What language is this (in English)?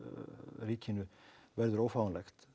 Icelandic